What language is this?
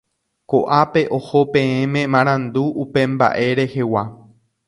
Guarani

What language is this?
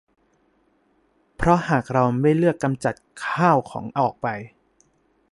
Thai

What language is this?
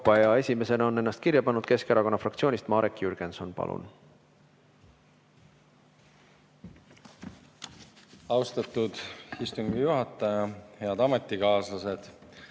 Estonian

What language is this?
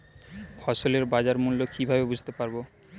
Bangla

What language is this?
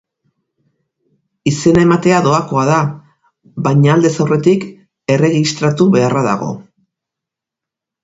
Basque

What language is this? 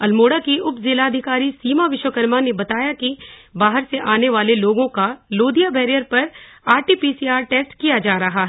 Hindi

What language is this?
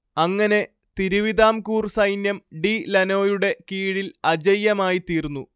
Malayalam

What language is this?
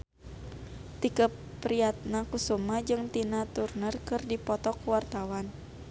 Sundanese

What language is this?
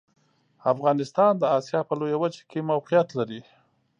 Pashto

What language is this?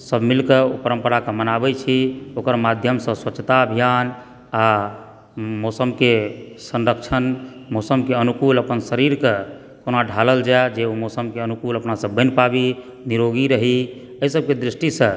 Maithili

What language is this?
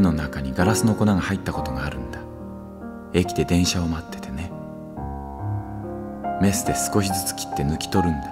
Japanese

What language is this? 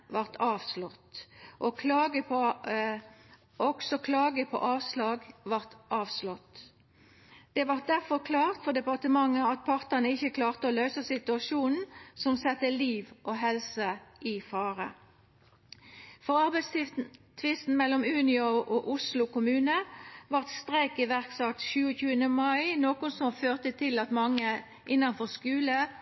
Norwegian Nynorsk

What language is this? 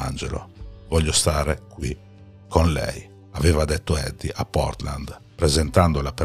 Italian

